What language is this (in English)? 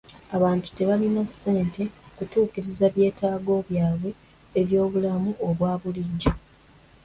Ganda